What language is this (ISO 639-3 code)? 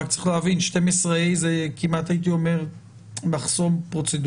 heb